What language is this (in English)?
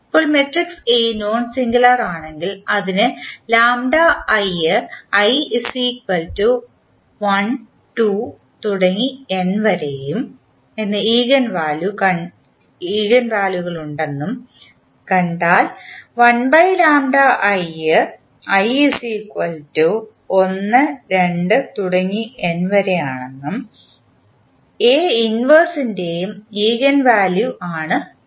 Malayalam